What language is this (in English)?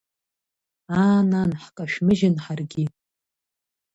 Abkhazian